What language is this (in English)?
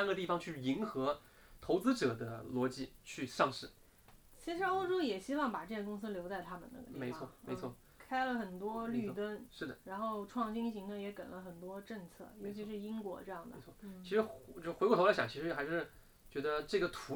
Chinese